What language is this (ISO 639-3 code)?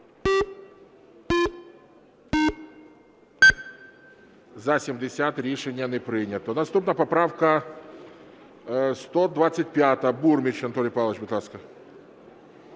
ukr